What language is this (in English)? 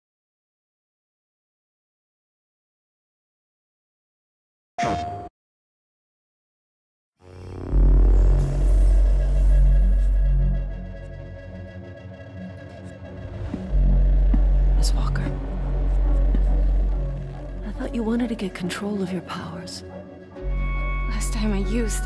English